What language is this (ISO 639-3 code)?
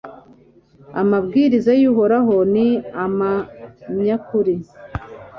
kin